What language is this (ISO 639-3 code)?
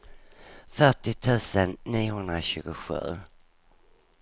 swe